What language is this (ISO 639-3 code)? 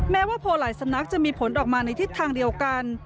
tha